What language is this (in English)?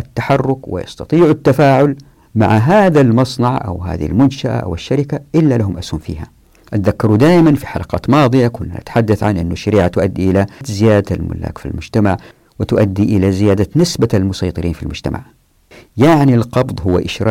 Arabic